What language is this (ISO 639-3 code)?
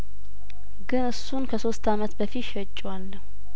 amh